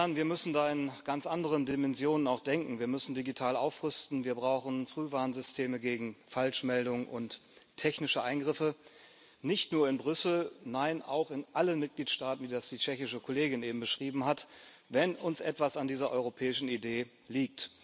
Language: German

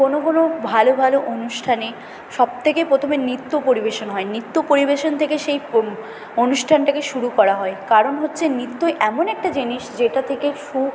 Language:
Bangla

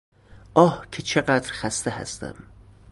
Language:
Persian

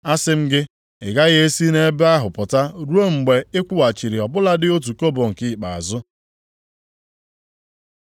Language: Igbo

